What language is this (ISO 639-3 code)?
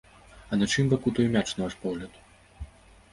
bel